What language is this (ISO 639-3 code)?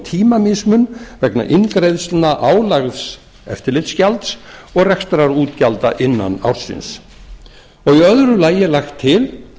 isl